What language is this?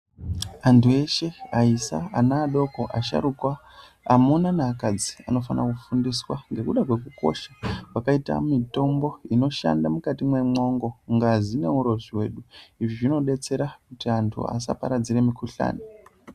Ndau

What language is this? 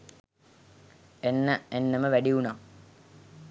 Sinhala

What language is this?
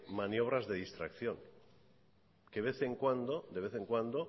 Spanish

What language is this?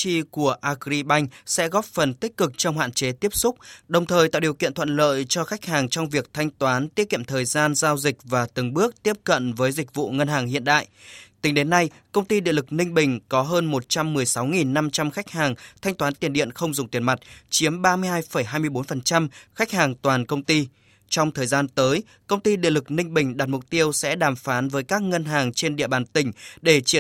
Vietnamese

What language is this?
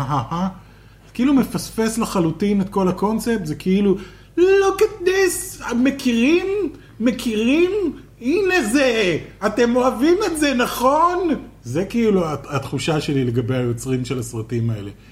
Hebrew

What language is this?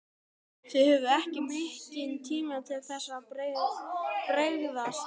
Icelandic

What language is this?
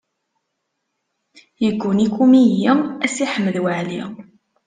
Kabyle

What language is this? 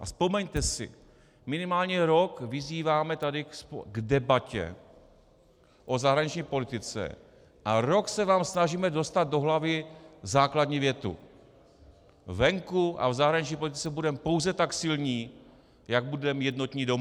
Czech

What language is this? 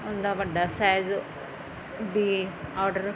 Punjabi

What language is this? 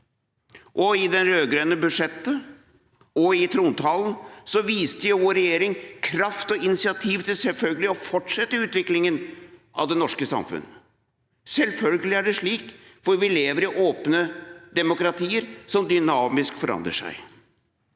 Norwegian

